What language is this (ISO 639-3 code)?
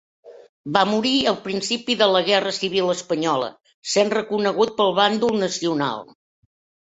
cat